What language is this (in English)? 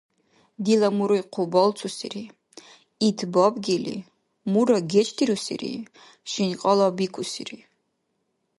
Dargwa